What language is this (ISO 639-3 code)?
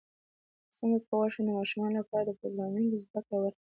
pus